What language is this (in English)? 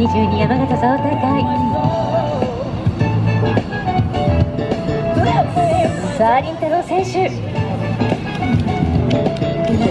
Japanese